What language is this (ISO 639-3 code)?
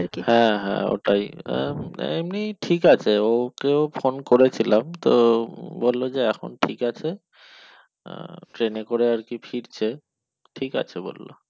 ben